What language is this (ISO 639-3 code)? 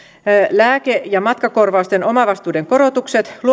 fin